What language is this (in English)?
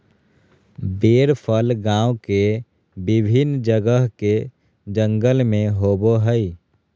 Magahi